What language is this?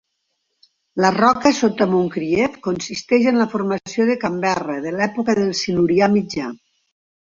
Catalan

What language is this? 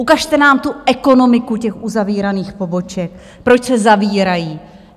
Czech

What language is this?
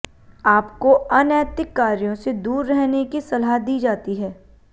Hindi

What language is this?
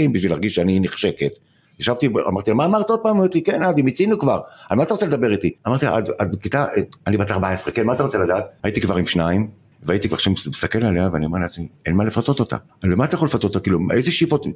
Hebrew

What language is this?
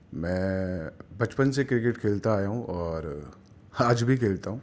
Urdu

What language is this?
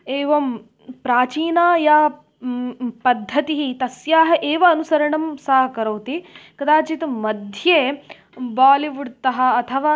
Sanskrit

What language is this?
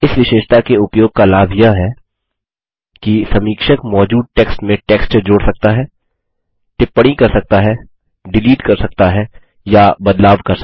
Hindi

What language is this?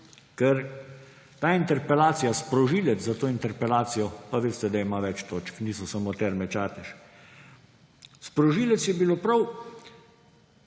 Slovenian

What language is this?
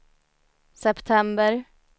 Swedish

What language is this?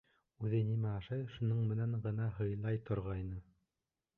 Bashkir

